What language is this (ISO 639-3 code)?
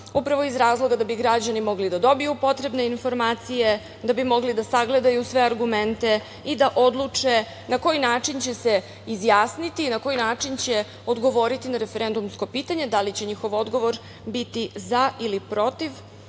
srp